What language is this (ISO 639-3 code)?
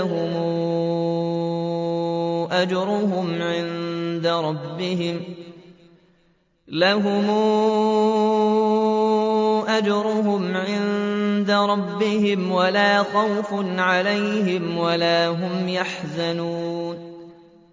ara